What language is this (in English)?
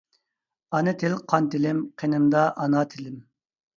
Uyghur